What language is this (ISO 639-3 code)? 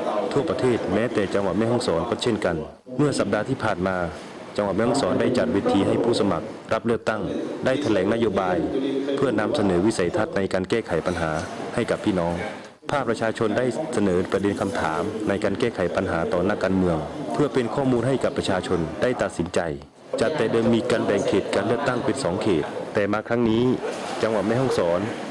tha